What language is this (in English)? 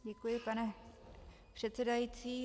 Czech